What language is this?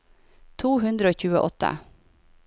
Norwegian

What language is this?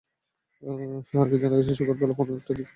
Bangla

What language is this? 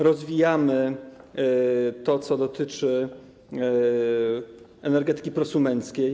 Polish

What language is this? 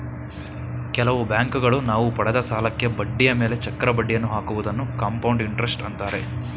Kannada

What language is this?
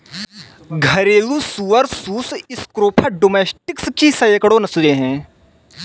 Hindi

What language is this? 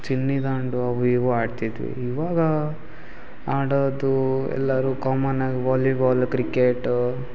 Kannada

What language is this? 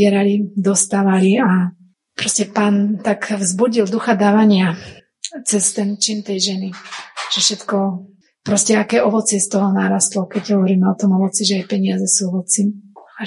Slovak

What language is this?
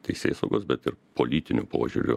Lithuanian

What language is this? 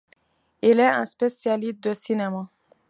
French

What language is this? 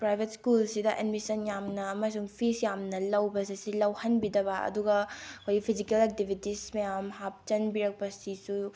Manipuri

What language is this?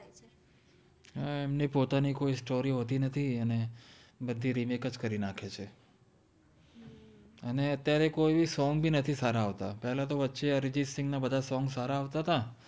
Gujarati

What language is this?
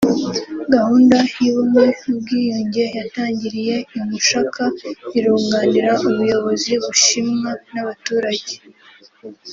Kinyarwanda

